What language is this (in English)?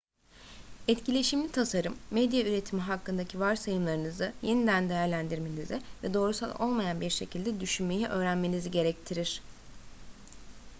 Turkish